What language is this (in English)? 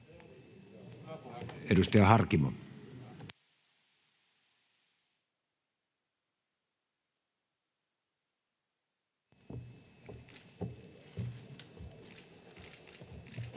Finnish